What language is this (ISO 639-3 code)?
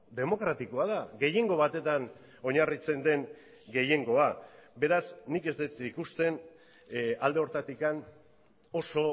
eus